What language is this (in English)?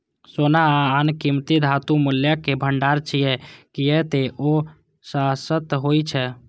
Maithili